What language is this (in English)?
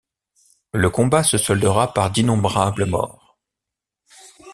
French